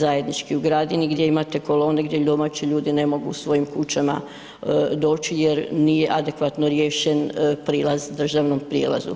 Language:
Croatian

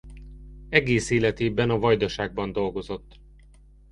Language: Hungarian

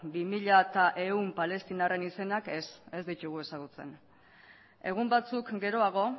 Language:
Basque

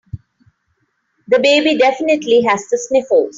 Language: English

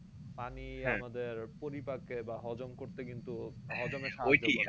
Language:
Bangla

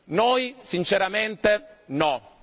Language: Italian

